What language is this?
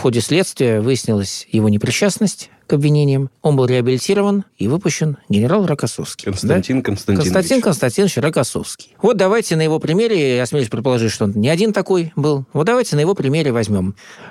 Russian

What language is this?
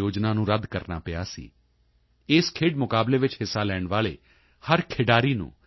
Punjabi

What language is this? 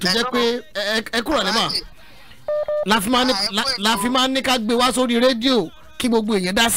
English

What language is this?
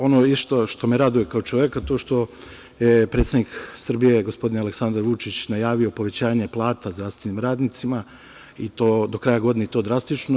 Serbian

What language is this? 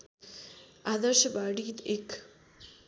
Nepali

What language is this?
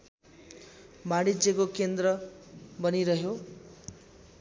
Nepali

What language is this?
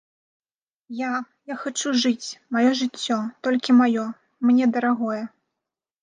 Belarusian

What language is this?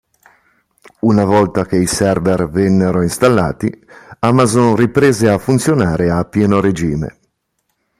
Italian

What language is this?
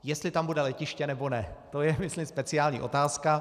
Czech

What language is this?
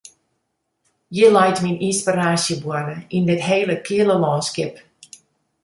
Western Frisian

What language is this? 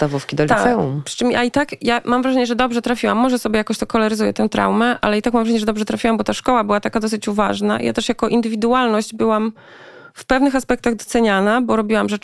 Polish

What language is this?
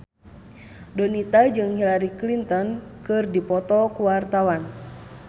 Sundanese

